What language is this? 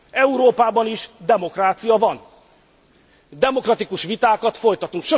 Hungarian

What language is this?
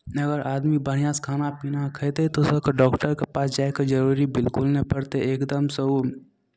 Maithili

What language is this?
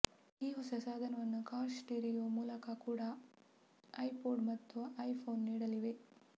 Kannada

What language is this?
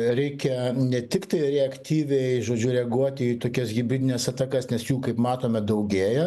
Lithuanian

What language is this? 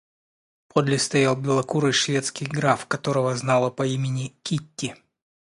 Russian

